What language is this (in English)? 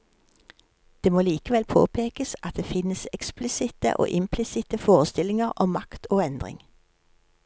Norwegian